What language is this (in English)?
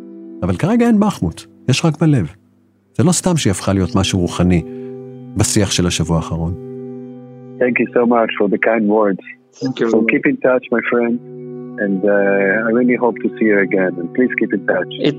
Hebrew